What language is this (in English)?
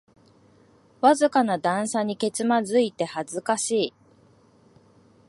Japanese